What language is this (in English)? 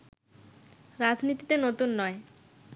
Bangla